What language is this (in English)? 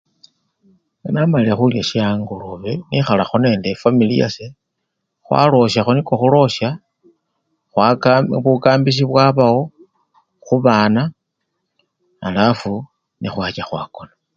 Luyia